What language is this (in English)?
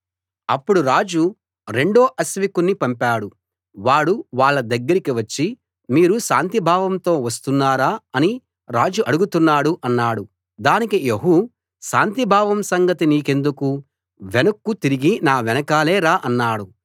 Telugu